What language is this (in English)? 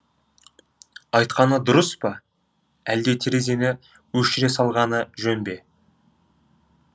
Kazakh